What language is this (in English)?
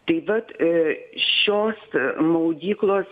Lithuanian